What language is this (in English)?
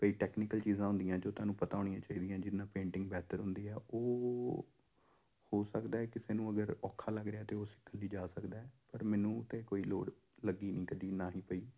Punjabi